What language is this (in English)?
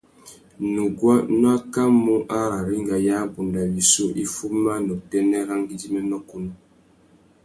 Tuki